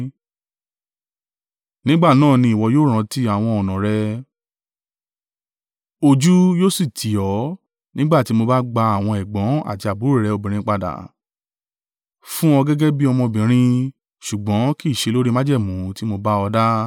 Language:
Yoruba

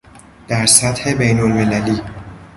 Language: Persian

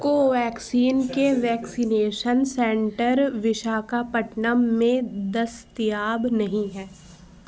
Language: Urdu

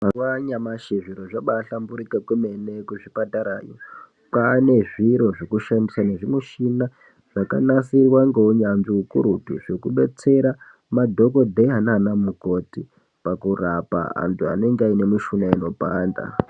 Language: Ndau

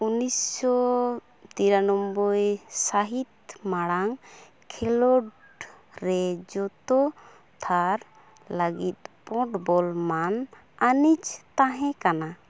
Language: Santali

